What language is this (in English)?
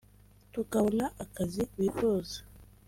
Kinyarwanda